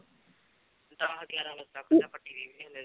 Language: Punjabi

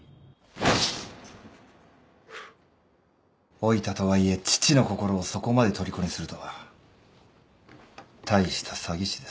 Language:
Japanese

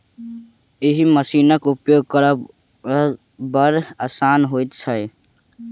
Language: Maithili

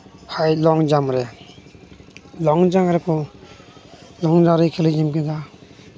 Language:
Santali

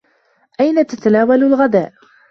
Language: Arabic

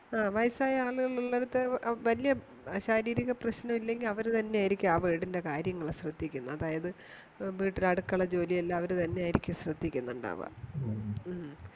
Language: Malayalam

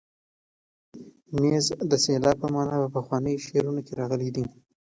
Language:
Pashto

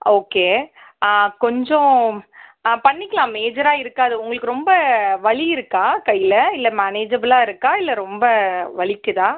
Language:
Tamil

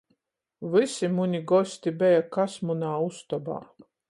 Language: Latgalian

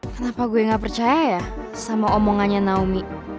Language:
Indonesian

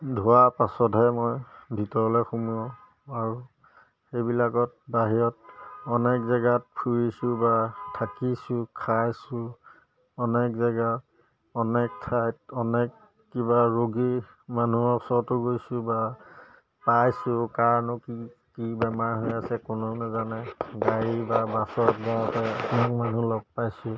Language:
Assamese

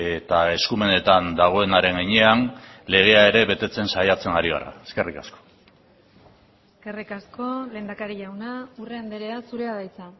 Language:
Basque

